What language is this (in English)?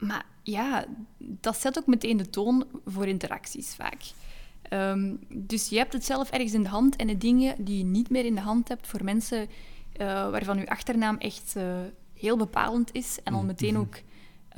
Dutch